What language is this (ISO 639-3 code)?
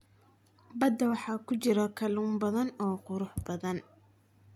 som